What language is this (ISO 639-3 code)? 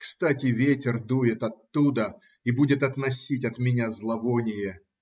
rus